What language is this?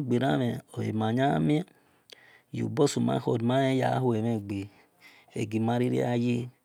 Esan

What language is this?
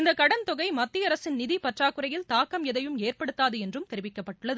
Tamil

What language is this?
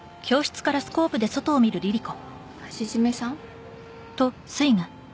Japanese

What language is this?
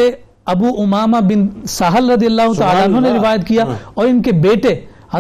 Urdu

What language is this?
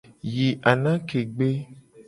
Gen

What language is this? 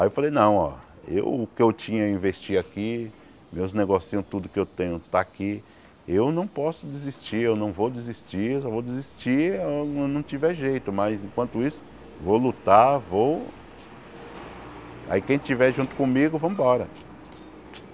Portuguese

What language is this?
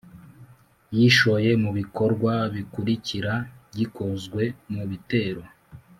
Kinyarwanda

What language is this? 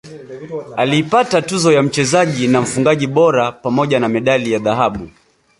Swahili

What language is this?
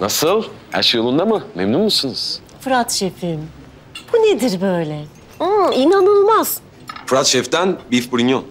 Turkish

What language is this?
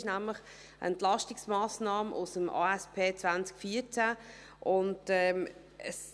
Swiss German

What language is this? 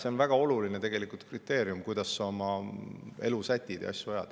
Estonian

